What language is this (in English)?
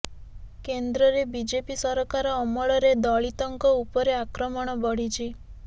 Odia